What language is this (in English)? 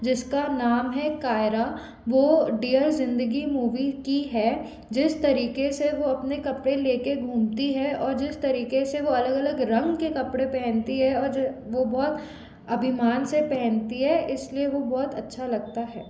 Hindi